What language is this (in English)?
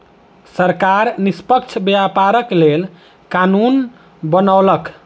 Maithili